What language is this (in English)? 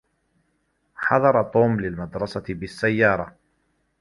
Arabic